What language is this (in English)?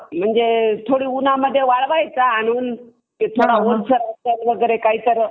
Marathi